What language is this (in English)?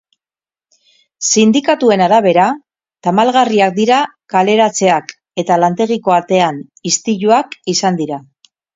Basque